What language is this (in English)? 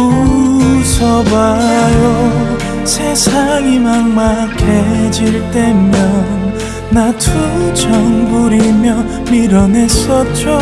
Korean